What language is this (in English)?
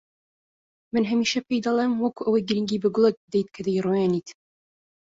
Central Kurdish